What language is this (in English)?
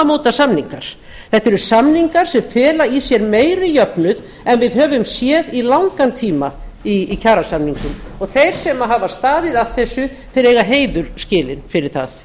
Icelandic